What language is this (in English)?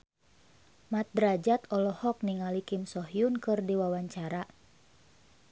Sundanese